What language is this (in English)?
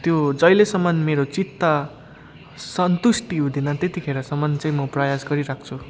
Nepali